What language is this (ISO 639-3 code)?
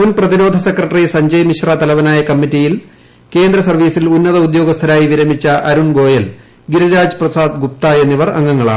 mal